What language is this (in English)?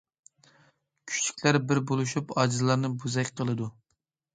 Uyghur